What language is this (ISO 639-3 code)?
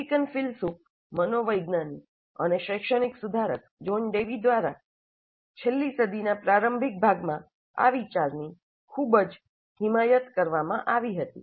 guj